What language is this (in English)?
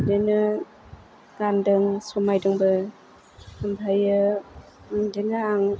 Bodo